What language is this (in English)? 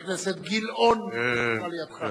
Hebrew